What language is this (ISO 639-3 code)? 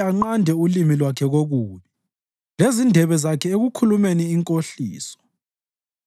nde